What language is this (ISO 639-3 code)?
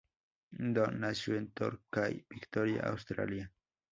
spa